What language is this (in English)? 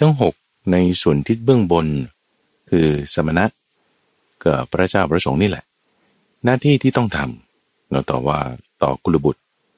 Thai